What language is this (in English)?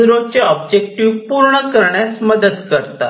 Marathi